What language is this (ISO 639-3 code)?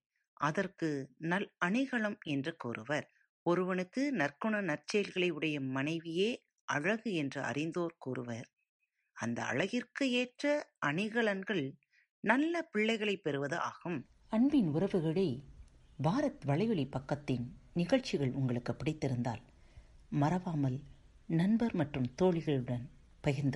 tam